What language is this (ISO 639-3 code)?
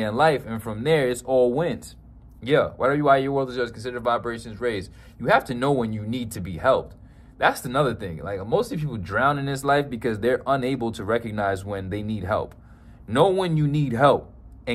eng